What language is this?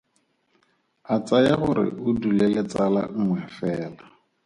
Tswana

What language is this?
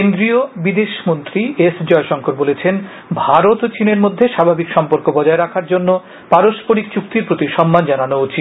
Bangla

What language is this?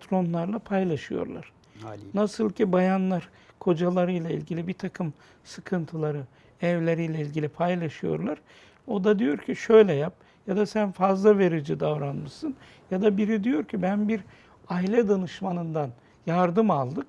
Turkish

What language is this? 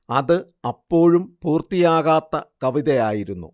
Malayalam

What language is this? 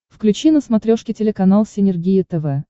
Russian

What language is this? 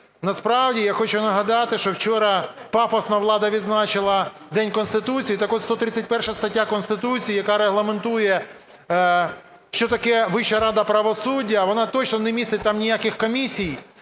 Ukrainian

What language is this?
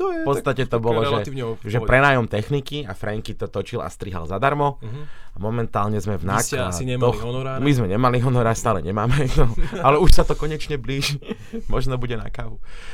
Slovak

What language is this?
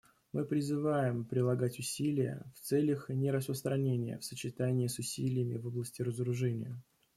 Russian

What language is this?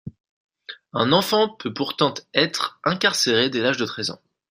French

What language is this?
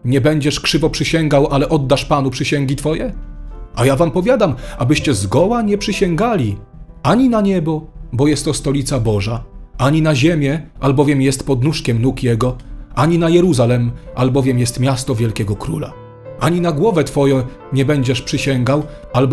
Polish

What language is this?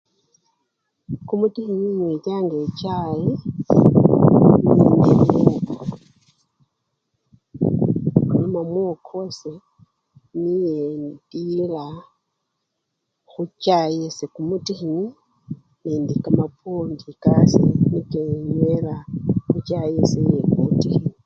Luyia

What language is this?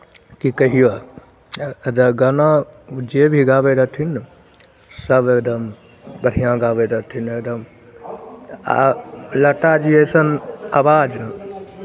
Maithili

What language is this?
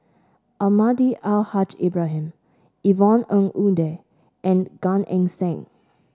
English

